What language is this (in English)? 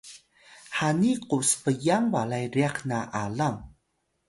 Atayal